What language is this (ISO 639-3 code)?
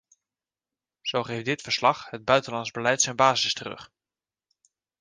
nld